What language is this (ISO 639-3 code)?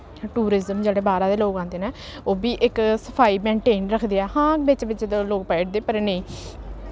doi